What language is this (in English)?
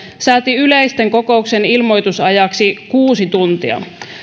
Finnish